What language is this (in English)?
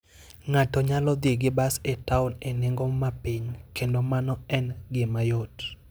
Luo (Kenya and Tanzania)